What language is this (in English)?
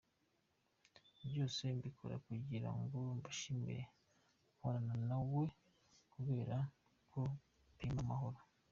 Kinyarwanda